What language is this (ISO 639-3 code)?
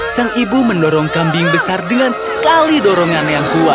ind